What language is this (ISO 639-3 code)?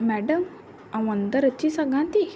snd